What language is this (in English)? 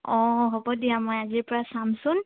Assamese